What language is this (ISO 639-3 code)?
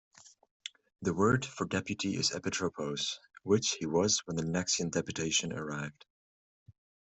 eng